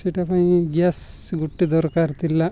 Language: Odia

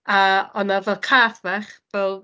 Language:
Welsh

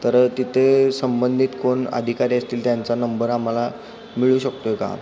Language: Marathi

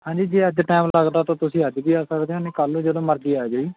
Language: Punjabi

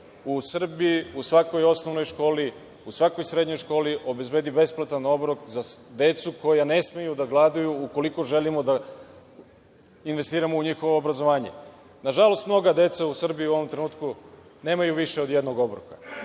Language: Serbian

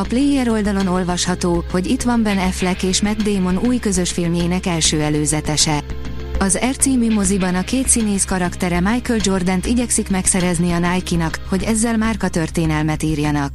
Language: Hungarian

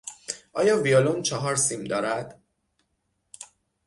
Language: Persian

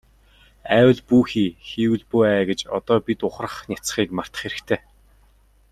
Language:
Mongolian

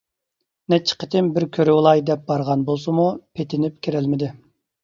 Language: Uyghur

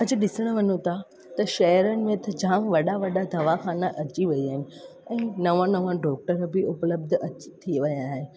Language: Sindhi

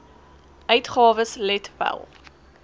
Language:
Afrikaans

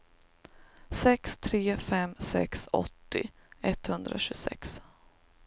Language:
Swedish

